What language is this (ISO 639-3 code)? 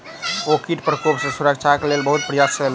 mai